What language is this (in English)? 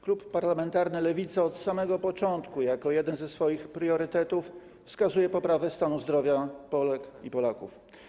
Polish